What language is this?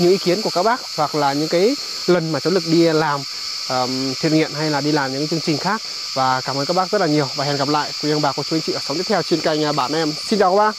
Vietnamese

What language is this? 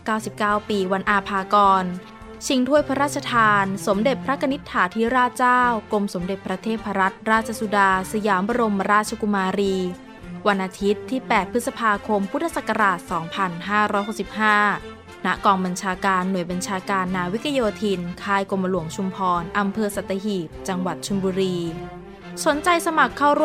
Thai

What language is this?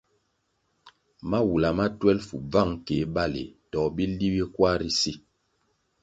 Kwasio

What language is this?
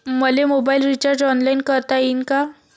Marathi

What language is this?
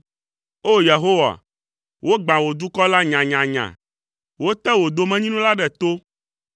Ewe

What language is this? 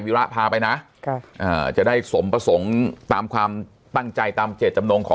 Thai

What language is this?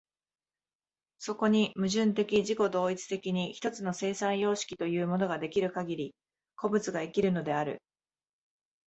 Japanese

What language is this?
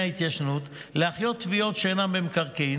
Hebrew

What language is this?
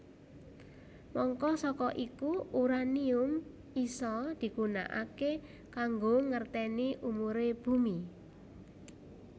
Javanese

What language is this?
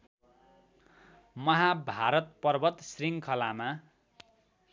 Nepali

